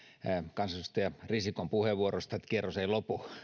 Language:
Finnish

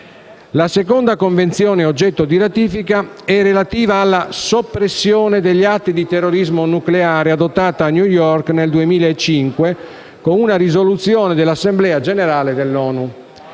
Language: Italian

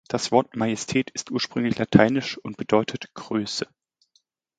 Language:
German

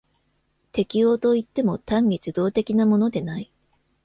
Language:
Japanese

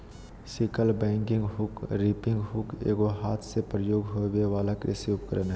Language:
Magahi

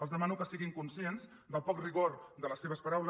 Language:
Catalan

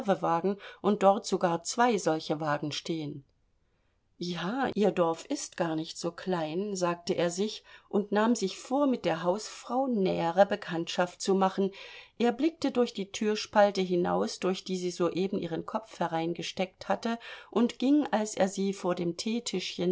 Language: German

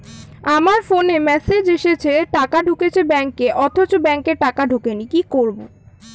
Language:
Bangla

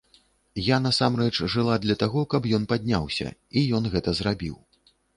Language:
Belarusian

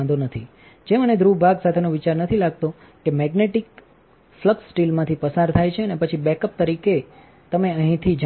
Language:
Gujarati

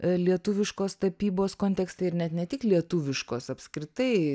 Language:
Lithuanian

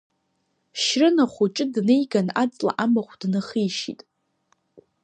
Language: Abkhazian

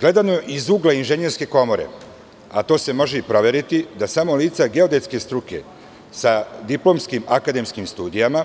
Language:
Serbian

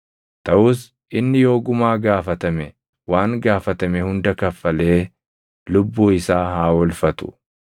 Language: Oromo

